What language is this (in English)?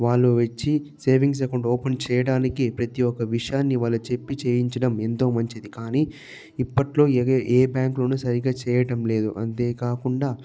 Telugu